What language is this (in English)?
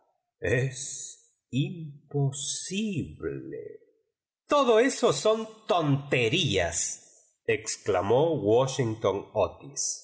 Spanish